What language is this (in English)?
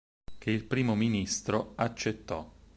Italian